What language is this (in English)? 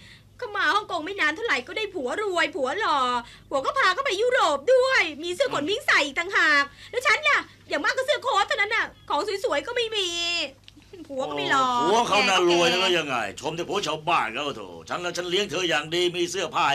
Thai